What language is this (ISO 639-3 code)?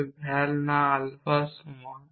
ben